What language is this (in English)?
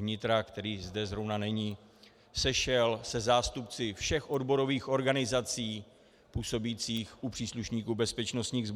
Czech